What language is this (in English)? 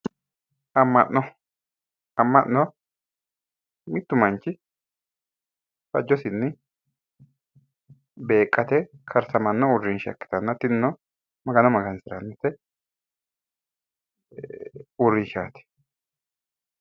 Sidamo